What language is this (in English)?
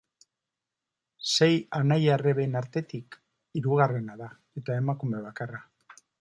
Basque